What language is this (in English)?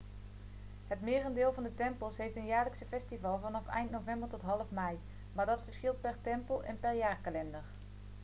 Dutch